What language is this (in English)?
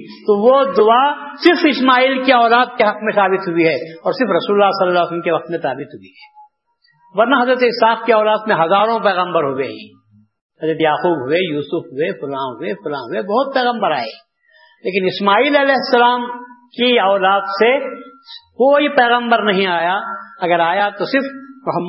Urdu